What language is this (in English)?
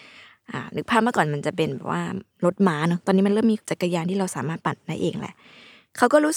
Thai